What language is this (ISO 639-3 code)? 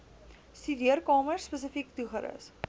afr